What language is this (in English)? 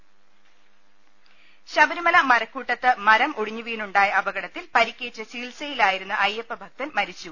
Malayalam